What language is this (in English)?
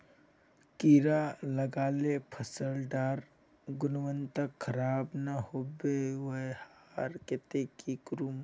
Magahi